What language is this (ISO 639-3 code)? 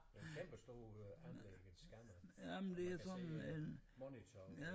dan